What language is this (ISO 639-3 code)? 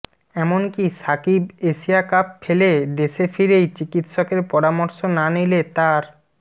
ben